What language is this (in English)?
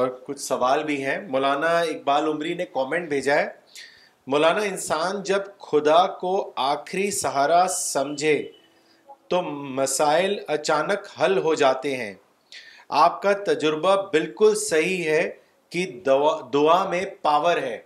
Urdu